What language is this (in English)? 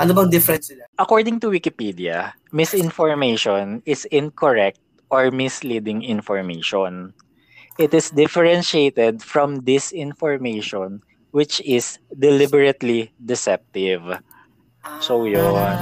Filipino